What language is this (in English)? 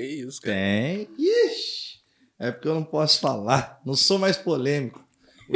Portuguese